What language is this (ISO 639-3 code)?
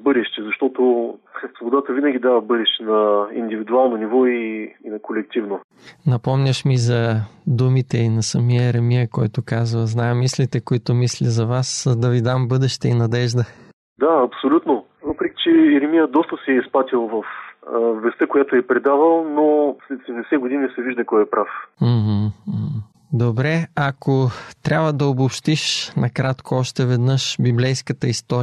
bul